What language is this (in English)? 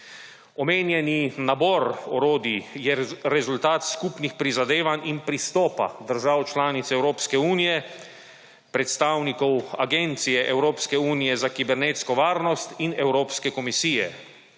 Slovenian